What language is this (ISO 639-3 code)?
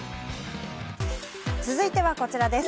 jpn